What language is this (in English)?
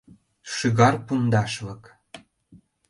Mari